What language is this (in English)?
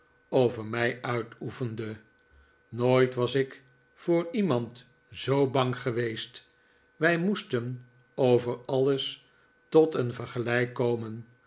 Dutch